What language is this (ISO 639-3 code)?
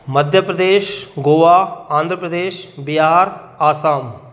snd